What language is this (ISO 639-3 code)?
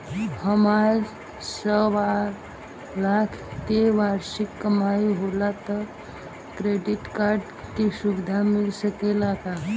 bho